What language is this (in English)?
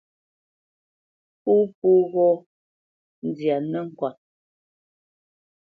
Bamenyam